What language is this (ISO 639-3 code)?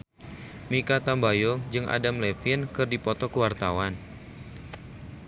sun